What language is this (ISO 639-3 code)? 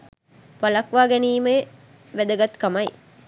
sin